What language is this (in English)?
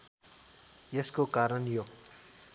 Nepali